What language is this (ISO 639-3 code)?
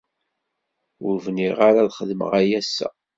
kab